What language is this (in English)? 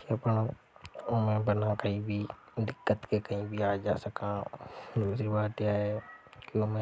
Hadothi